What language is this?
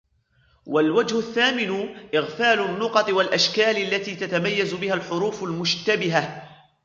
Arabic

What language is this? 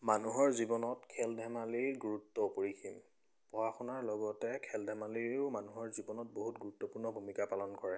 Assamese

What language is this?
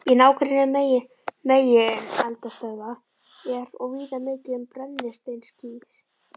Icelandic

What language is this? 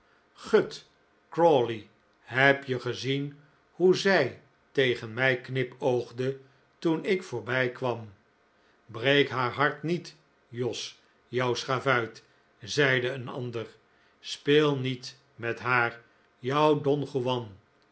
Dutch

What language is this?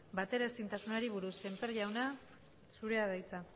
Basque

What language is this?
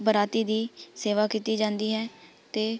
Punjabi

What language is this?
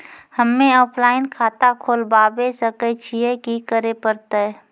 Maithili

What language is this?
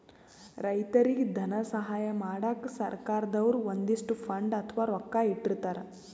Kannada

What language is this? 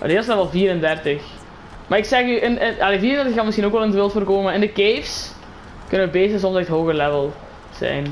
Dutch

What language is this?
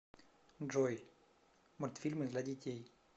Russian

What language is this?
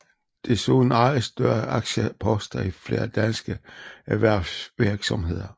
Danish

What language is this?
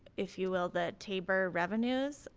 English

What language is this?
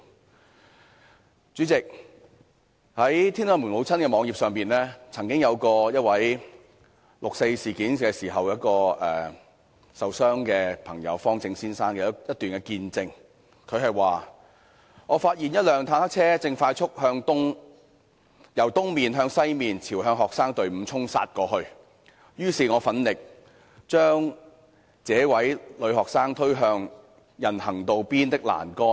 Cantonese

